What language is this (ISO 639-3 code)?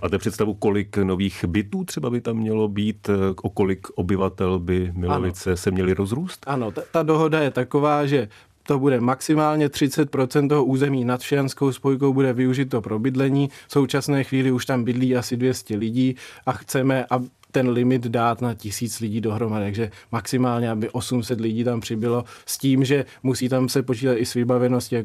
ces